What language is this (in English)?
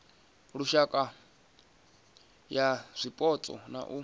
Venda